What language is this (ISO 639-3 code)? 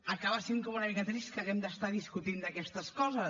cat